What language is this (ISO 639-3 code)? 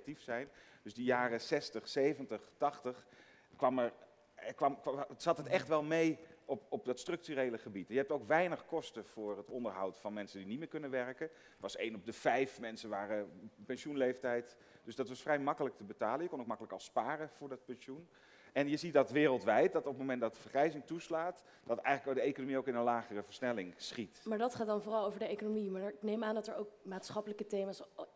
nld